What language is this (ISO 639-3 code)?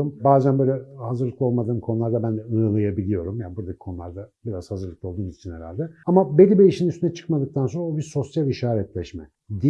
tur